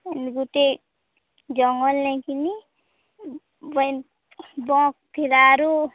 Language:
Odia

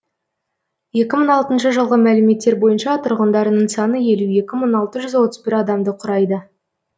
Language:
Kazakh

